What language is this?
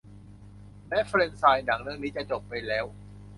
Thai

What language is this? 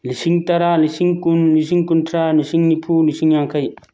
Manipuri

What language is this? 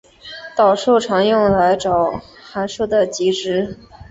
Chinese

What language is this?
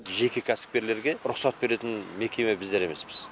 Kazakh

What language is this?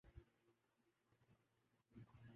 Urdu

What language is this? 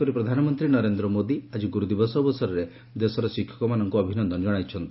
Odia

